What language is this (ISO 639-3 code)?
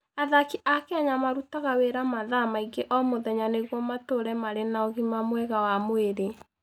kik